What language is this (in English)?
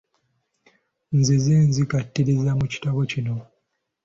Ganda